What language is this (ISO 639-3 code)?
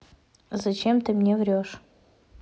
rus